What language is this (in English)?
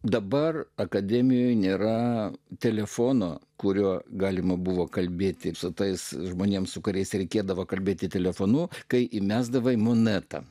Lithuanian